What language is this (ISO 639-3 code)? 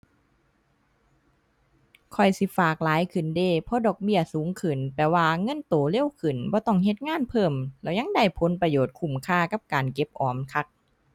tha